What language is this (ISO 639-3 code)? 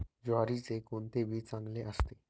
mar